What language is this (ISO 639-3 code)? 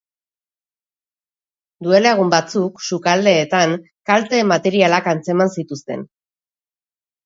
eus